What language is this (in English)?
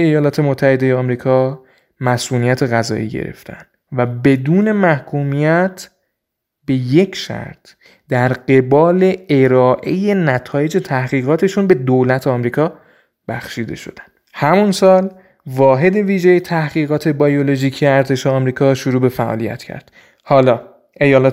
Persian